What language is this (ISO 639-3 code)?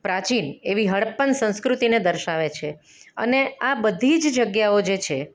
guj